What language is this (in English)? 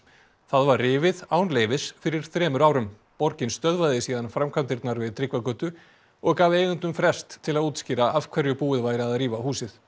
Icelandic